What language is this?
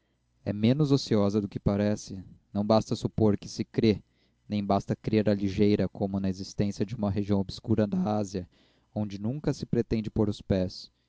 Portuguese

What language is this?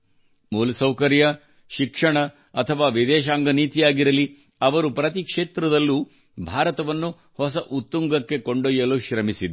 Kannada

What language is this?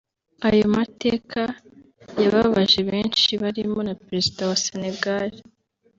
Kinyarwanda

